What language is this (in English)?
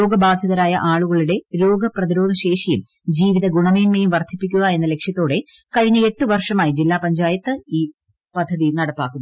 Malayalam